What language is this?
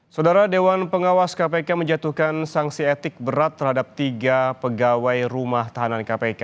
Indonesian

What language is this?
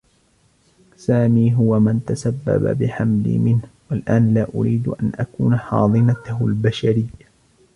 Arabic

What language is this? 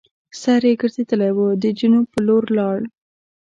Pashto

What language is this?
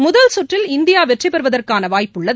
Tamil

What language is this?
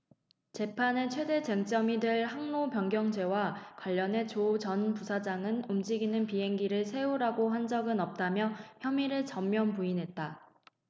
Korean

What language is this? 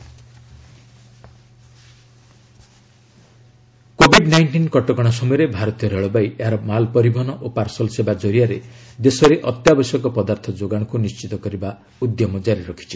Odia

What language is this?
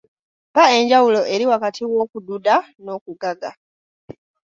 Ganda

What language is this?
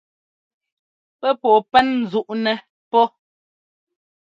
Ngomba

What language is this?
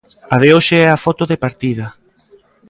Galician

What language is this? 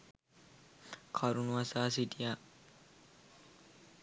Sinhala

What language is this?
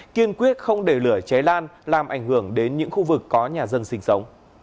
Vietnamese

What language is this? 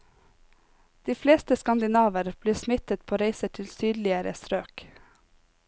Norwegian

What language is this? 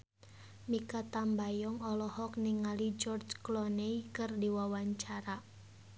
Sundanese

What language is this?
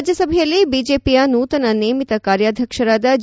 Kannada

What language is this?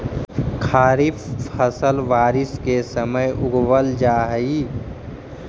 Magahi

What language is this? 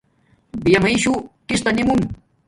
Domaaki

